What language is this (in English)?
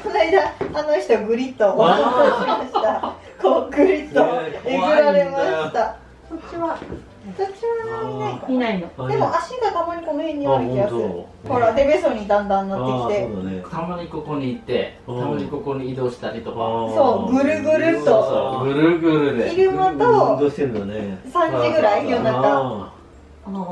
Japanese